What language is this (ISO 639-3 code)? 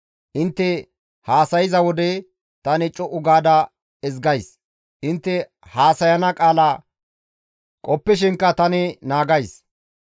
gmv